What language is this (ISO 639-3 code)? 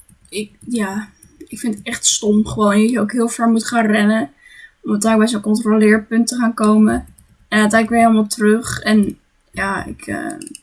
nld